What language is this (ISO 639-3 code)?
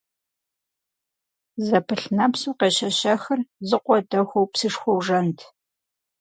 kbd